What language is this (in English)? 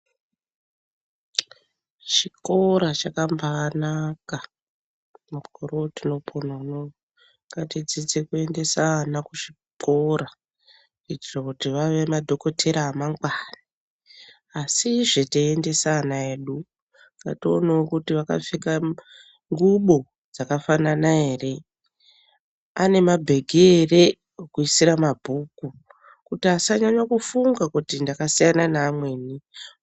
Ndau